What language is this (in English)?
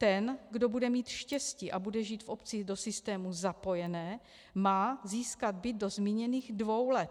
Czech